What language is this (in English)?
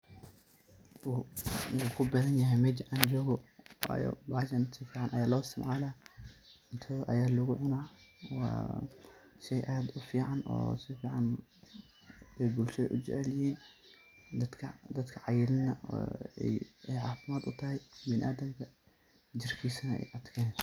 Somali